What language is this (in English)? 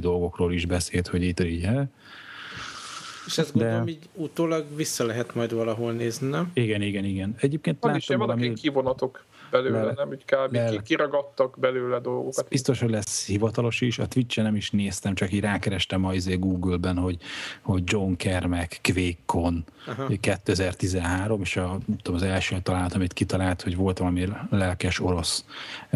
Hungarian